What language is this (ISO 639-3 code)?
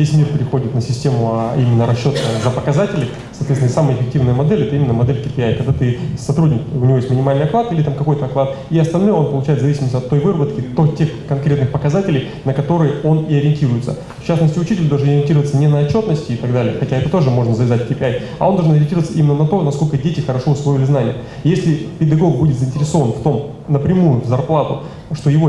rus